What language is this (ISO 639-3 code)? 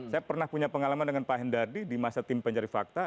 ind